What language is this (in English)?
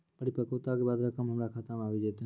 Maithili